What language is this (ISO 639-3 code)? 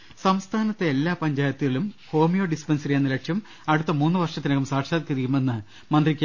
mal